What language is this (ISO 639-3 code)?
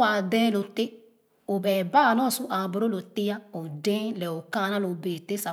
ogo